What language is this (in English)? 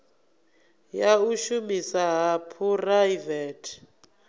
Venda